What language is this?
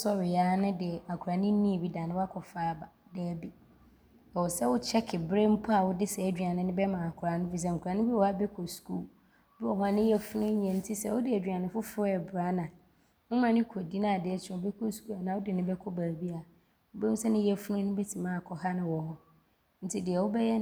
Abron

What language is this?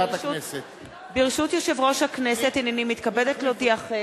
Hebrew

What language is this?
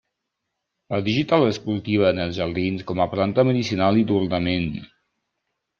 Catalan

